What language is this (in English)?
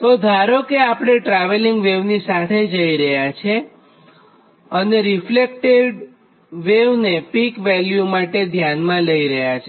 Gujarati